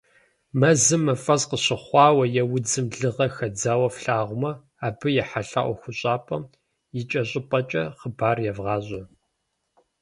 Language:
Kabardian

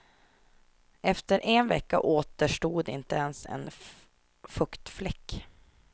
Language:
Swedish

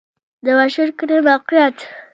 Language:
Pashto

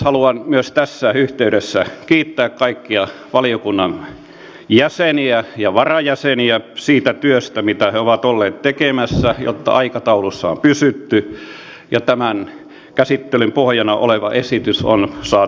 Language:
Finnish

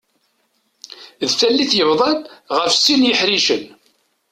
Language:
Kabyle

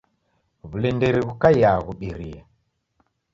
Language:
Taita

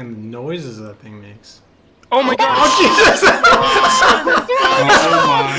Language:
English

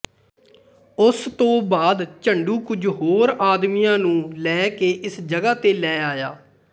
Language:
Punjabi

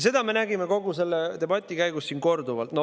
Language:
Estonian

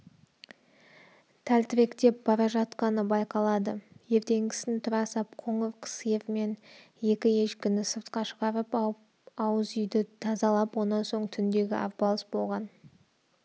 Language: Kazakh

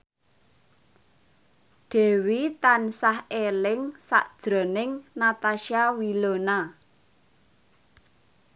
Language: Javanese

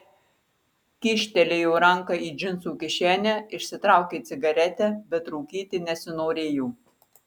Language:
Lithuanian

